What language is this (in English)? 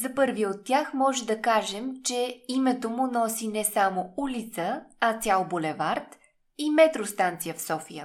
Bulgarian